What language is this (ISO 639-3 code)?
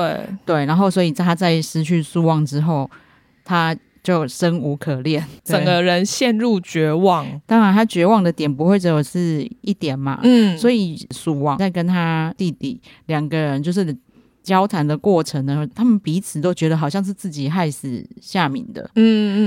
zho